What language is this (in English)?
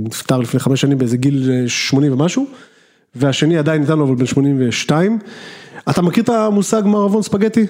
Hebrew